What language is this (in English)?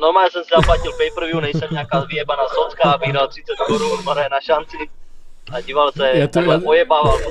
Czech